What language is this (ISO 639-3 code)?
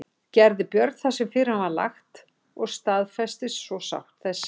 isl